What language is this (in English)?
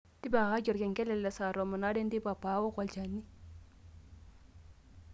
Masai